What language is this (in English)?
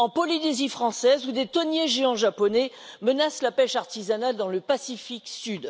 French